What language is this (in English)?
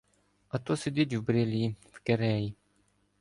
Ukrainian